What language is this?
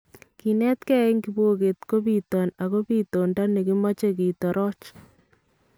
Kalenjin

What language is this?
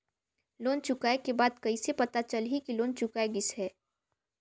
Chhattisgarhi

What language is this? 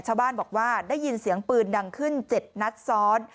Thai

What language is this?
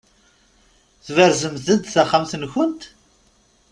Kabyle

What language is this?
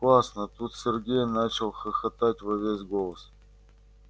Russian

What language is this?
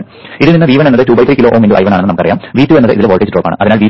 Malayalam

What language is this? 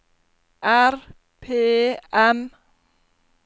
Norwegian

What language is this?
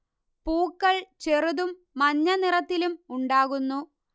Malayalam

